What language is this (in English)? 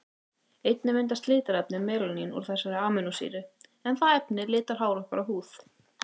Icelandic